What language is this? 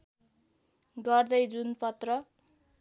Nepali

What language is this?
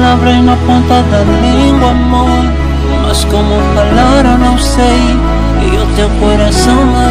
Romanian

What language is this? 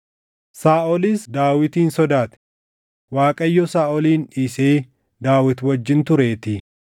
Oromo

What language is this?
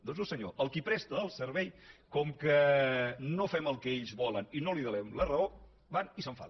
Catalan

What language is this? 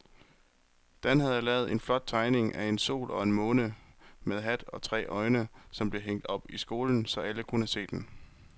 Danish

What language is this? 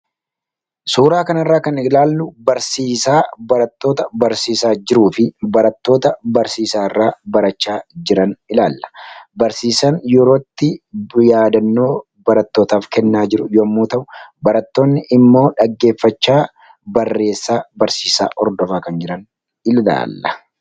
Oromo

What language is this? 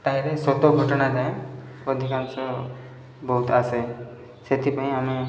Odia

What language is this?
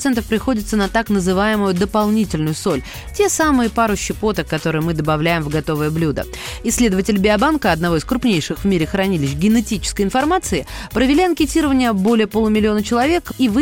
Russian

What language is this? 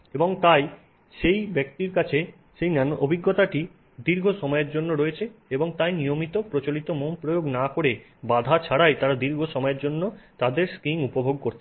Bangla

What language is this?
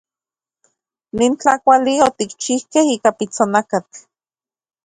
Central Puebla Nahuatl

